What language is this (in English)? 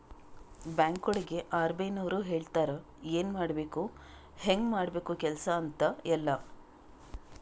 Kannada